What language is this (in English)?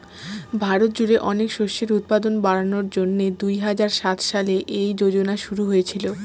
Bangla